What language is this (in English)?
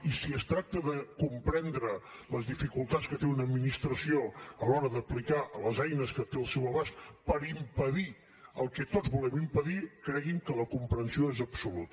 Catalan